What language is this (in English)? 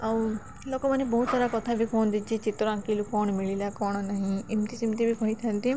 Odia